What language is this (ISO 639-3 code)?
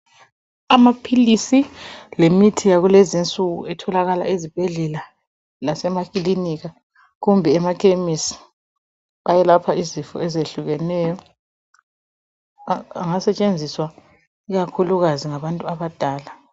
nde